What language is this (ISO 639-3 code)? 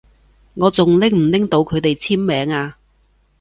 yue